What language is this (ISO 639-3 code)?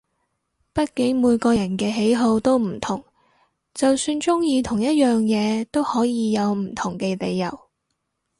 yue